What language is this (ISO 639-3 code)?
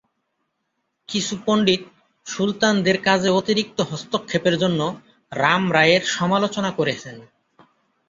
ben